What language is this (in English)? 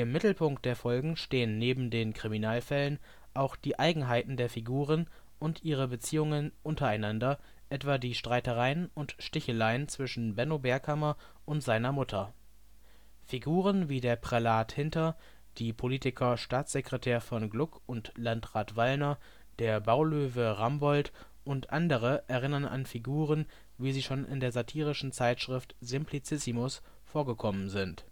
German